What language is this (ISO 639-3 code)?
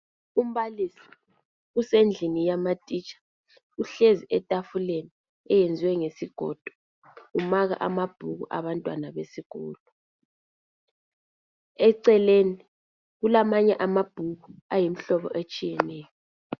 nde